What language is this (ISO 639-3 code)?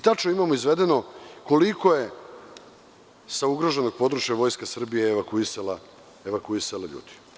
srp